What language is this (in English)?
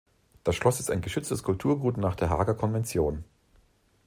German